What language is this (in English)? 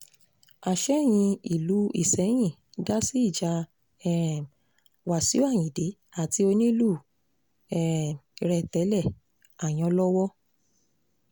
Yoruba